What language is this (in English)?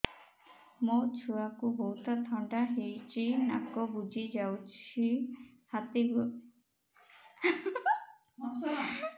Odia